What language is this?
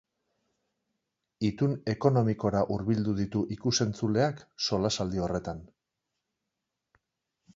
Basque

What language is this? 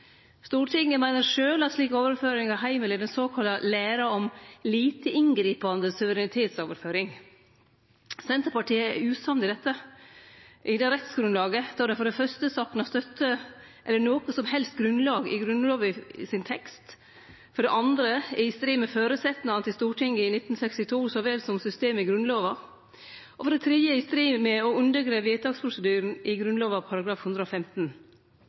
Norwegian Nynorsk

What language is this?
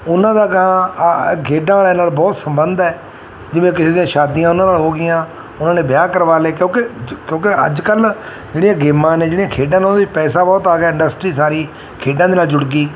Punjabi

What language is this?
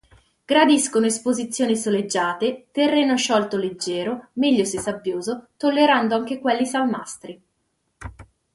Italian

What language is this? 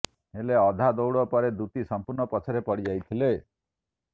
Odia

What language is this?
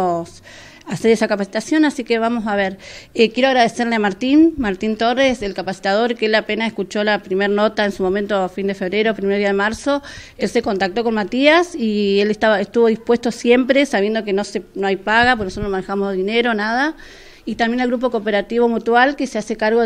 Spanish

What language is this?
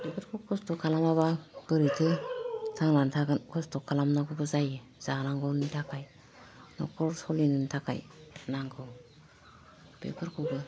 Bodo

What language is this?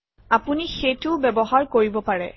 Assamese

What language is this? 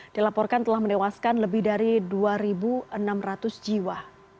Indonesian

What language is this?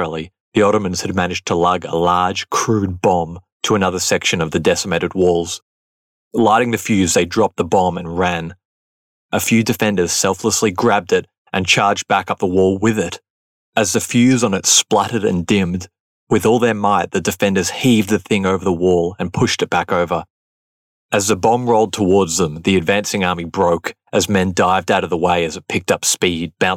English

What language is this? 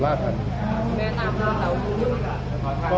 Thai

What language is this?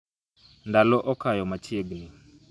Luo (Kenya and Tanzania)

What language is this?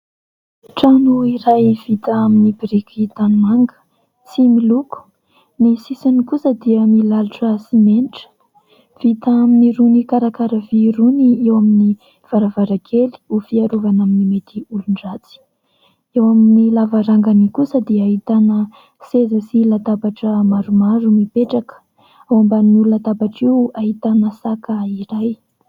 Malagasy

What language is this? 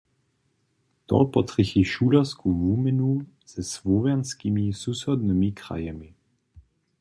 Upper Sorbian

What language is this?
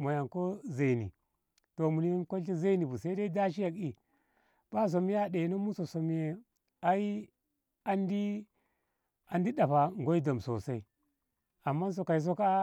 Ngamo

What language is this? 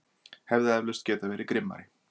Icelandic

